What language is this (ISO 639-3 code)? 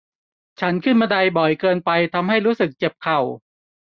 tha